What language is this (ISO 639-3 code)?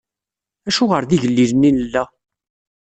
kab